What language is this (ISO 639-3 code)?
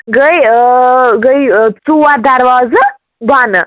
kas